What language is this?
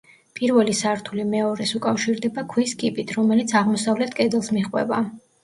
Georgian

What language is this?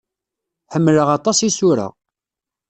Kabyle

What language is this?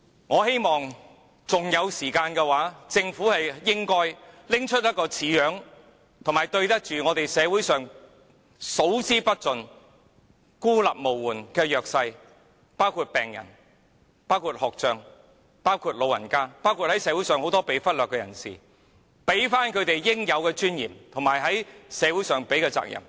Cantonese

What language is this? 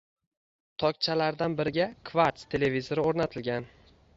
Uzbek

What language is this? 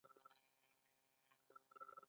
Pashto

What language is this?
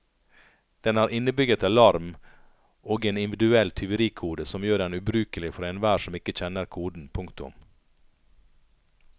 Norwegian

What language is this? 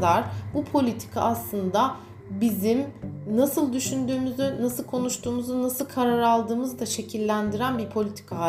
Turkish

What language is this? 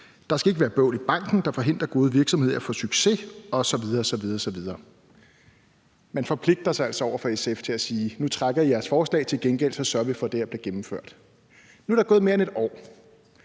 Danish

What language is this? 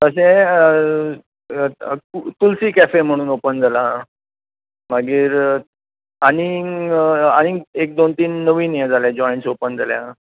Konkani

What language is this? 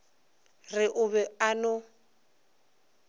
Northern Sotho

